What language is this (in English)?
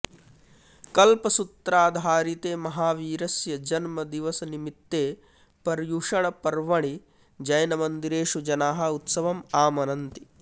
Sanskrit